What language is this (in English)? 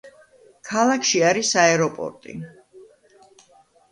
Georgian